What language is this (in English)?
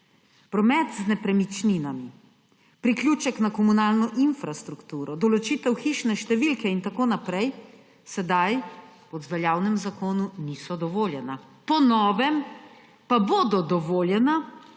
Slovenian